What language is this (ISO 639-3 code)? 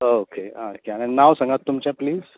kok